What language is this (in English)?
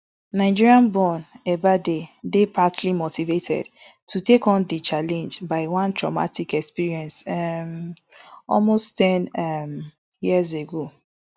Nigerian Pidgin